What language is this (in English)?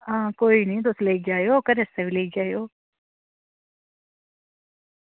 Dogri